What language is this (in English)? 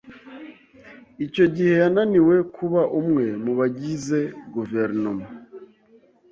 Kinyarwanda